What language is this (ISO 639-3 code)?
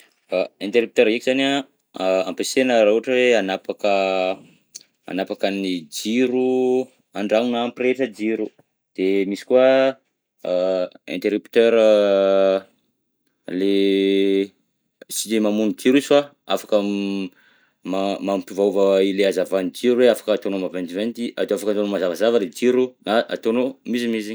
bzc